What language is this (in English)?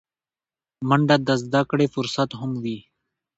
Pashto